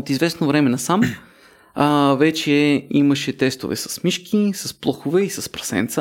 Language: Bulgarian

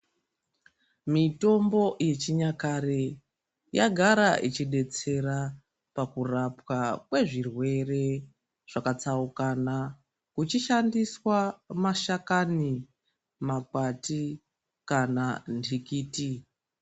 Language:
Ndau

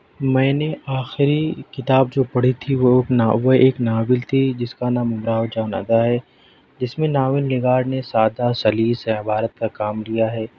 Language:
Urdu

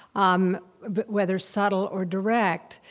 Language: English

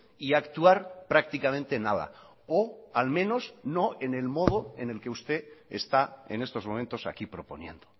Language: Spanish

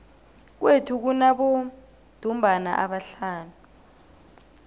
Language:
South Ndebele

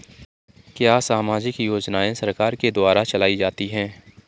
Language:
Hindi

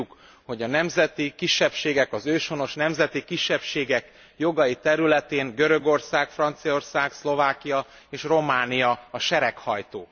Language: Hungarian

